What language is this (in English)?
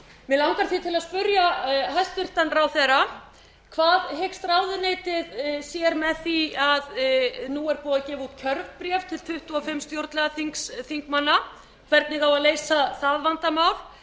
Icelandic